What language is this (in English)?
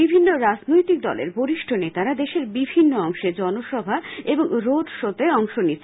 Bangla